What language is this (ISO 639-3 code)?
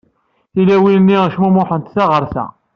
kab